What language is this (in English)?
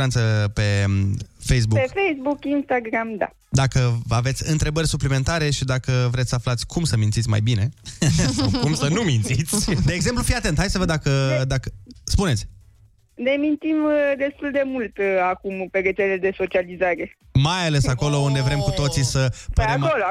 Romanian